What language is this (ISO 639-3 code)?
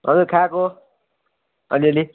nep